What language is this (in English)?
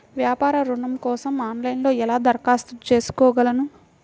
Telugu